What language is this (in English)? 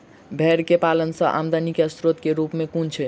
Maithili